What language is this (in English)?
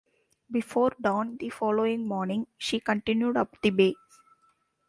English